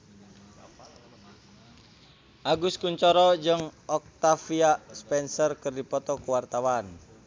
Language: Sundanese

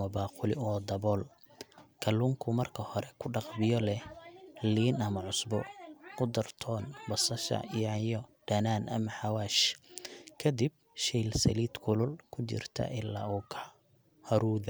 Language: Somali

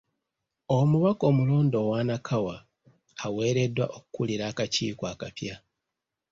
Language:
Ganda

